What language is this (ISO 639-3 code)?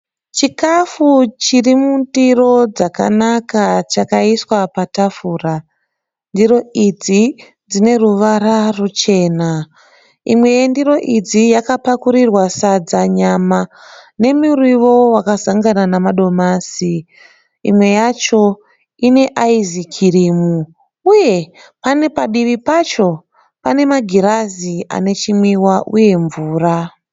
sna